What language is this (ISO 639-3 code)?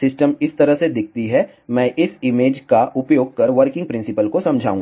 hin